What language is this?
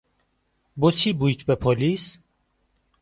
Central Kurdish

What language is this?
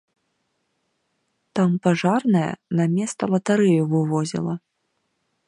Belarusian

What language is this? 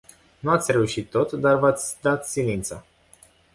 Romanian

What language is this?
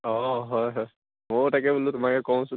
Assamese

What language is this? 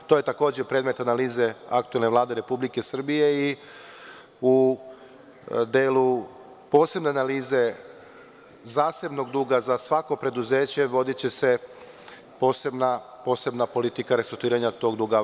Serbian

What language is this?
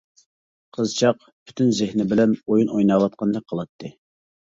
Uyghur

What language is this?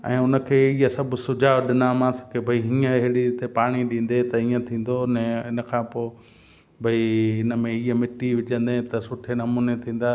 Sindhi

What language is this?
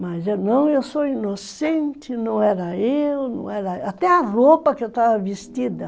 Portuguese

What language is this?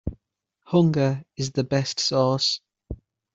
English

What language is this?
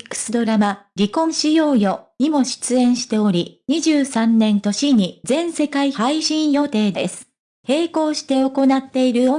Japanese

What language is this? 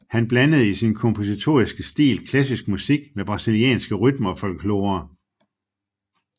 Danish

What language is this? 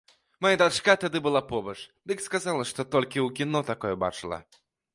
Belarusian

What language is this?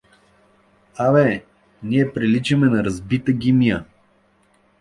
Bulgarian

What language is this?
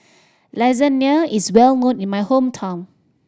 English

